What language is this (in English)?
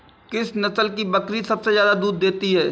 Hindi